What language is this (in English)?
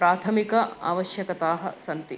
Sanskrit